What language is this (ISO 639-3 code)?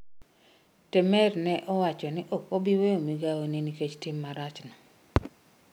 luo